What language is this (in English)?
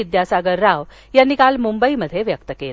Marathi